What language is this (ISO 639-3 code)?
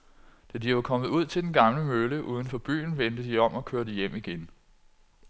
dan